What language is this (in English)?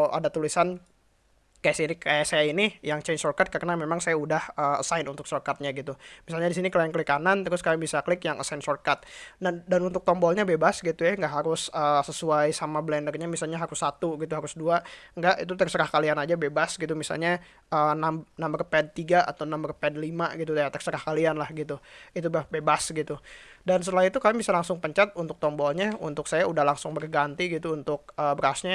Indonesian